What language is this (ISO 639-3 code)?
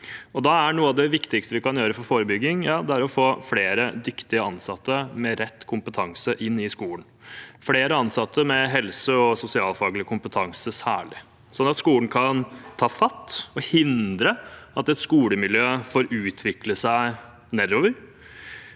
nor